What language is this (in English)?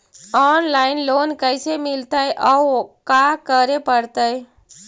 Magahi